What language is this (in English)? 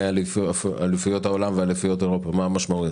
Hebrew